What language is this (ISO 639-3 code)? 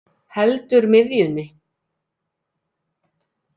isl